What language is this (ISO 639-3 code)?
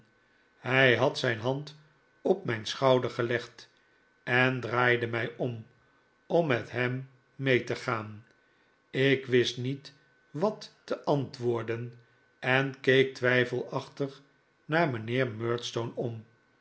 nld